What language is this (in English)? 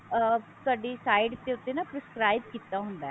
Punjabi